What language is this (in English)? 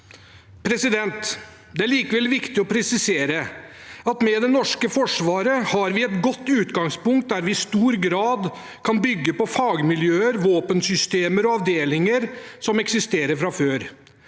Norwegian